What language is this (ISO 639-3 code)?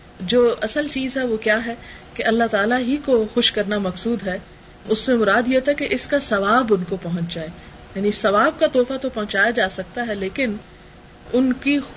urd